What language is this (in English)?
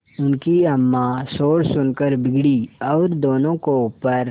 Hindi